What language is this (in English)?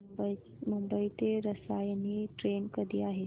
Marathi